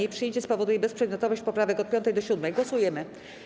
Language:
Polish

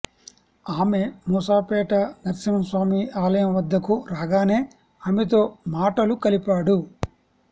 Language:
Telugu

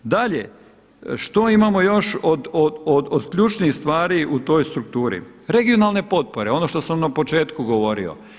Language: Croatian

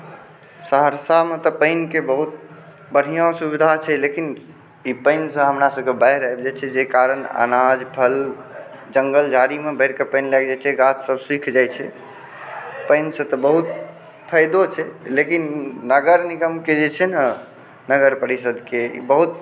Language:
Maithili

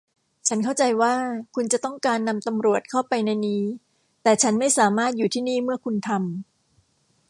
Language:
Thai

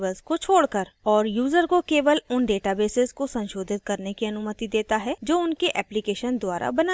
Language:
Hindi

